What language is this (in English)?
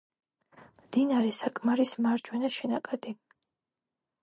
Georgian